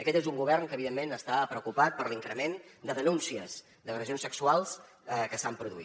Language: Catalan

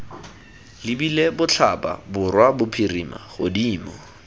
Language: Tswana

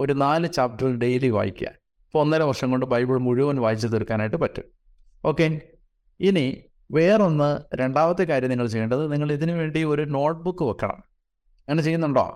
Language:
Malayalam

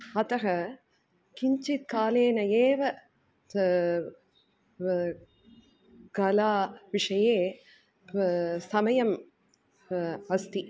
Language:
Sanskrit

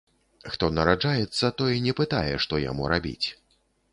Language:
Belarusian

